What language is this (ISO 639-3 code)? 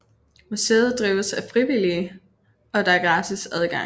dan